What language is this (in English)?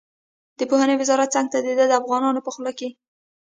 Pashto